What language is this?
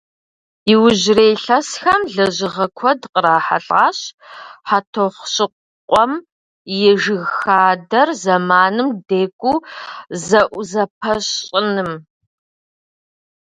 Kabardian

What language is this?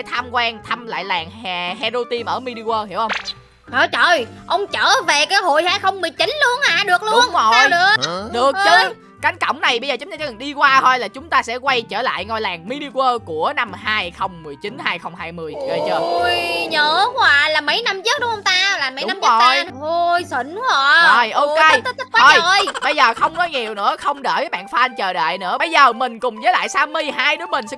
Vietnamese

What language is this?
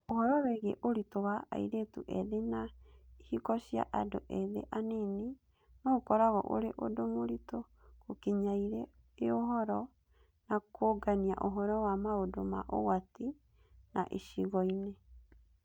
Kikuyu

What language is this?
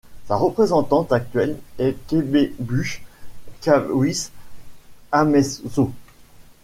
French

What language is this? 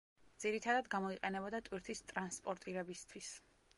Georgian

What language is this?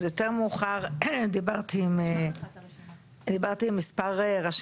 Hebrew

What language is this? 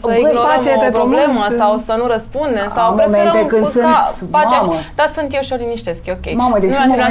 Romanian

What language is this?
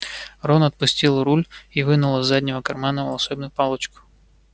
Russian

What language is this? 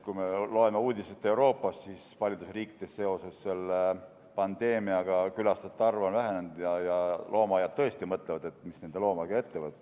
Estonian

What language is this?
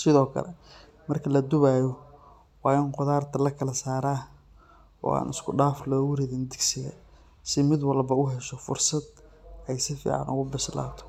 Somali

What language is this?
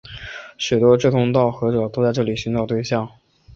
Chinese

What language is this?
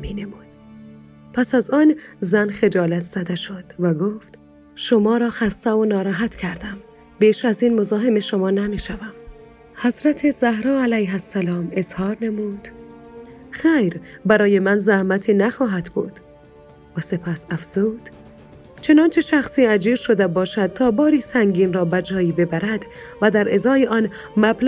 Persian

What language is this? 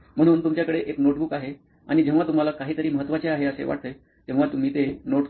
Marathi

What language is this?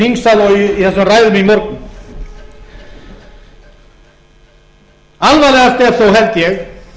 Icelandic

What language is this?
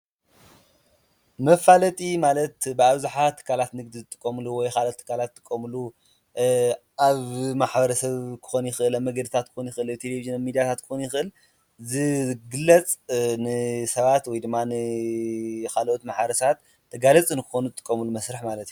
Tigrinya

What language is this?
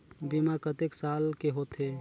Chhattisgarhi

